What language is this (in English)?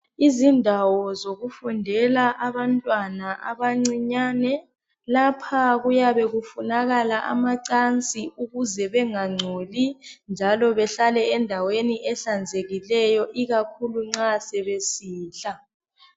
North Ndebele